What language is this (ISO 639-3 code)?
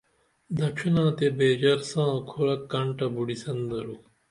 dml